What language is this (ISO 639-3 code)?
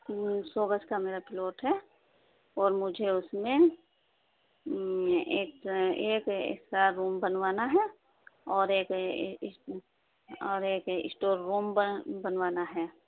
urd